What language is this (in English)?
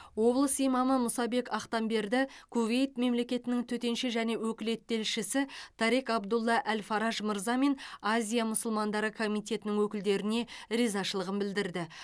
Kazakh